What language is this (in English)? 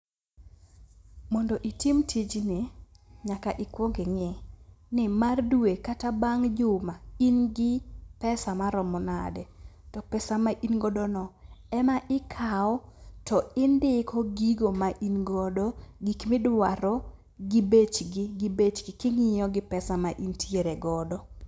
Luo (Kenya and Tanzania)